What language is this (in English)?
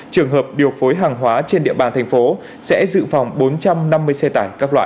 Vietnamese